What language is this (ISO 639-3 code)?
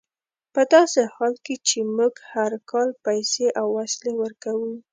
pus